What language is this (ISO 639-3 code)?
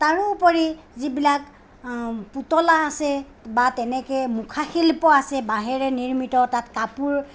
asm